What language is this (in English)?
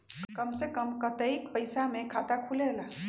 Magahi